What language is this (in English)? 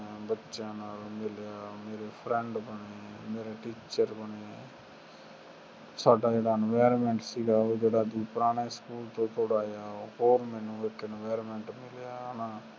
Punjabi